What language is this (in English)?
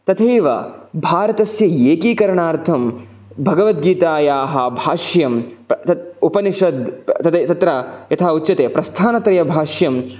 Sanskrit